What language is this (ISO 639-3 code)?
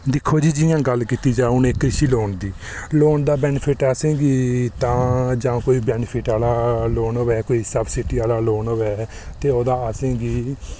doi